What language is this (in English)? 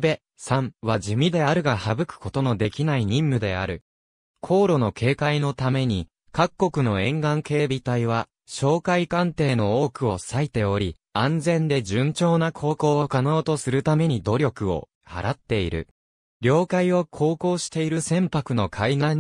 Japanese